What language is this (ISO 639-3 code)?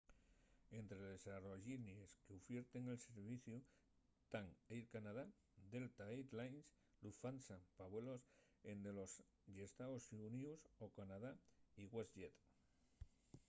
ast